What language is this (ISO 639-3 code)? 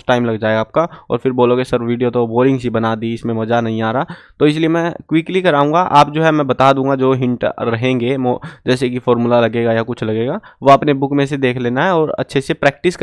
hin